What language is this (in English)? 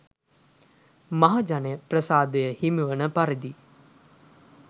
Sinhala